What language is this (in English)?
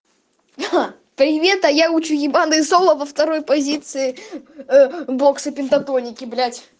Russian